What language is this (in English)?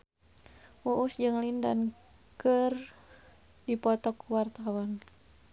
Sundanese